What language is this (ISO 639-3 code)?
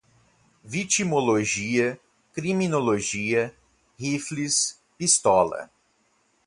por